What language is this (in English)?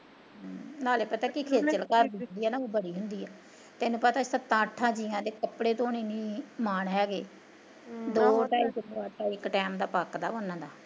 Punjabi